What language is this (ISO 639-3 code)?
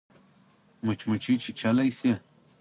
pus